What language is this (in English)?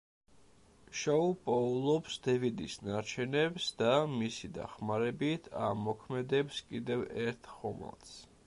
Georgian